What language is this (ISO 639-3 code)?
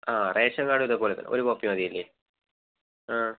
mal